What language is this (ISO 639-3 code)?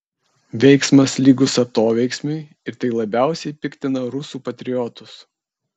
lit